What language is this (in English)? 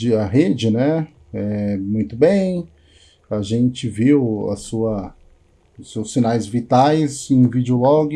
Portuguese